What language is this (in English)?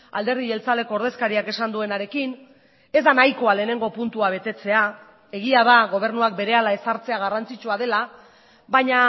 Basque